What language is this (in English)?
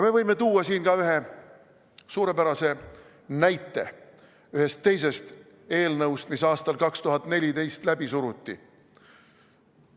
Estonian